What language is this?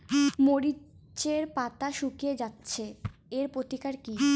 Bangla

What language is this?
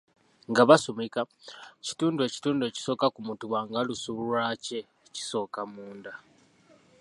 Ganda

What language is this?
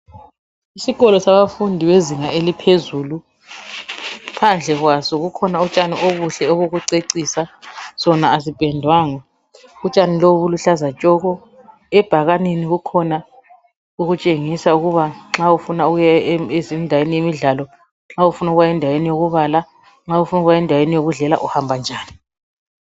North Ndebele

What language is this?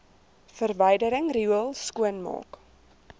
Afrikaans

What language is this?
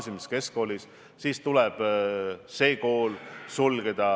Estonian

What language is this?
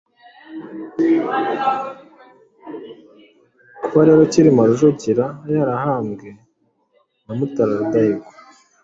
Kinyarwanda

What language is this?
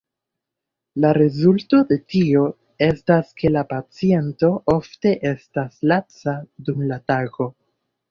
Esperanto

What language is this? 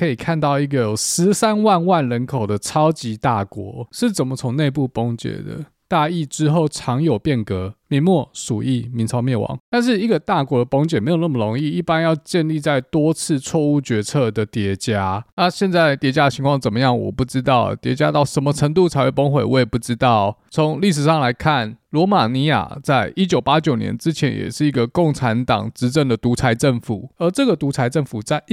Chinese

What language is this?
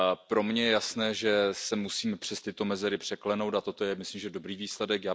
Czech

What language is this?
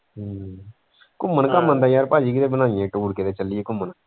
Punjabi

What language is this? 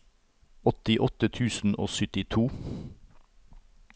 Norwegian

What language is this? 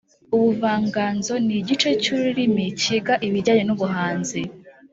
Kinyarwanda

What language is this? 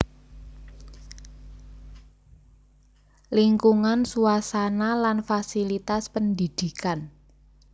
Javanese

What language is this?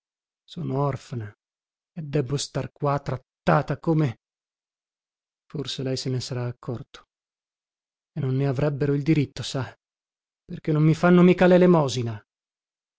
Italian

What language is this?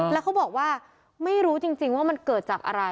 Thai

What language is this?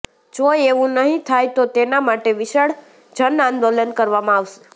Gujarati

